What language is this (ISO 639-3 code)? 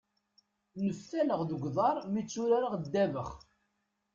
kab